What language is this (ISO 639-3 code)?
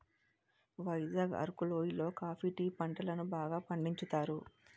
tel